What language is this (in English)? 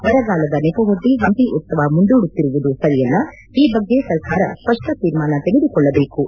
Kannada